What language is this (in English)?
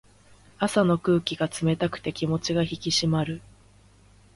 Japanese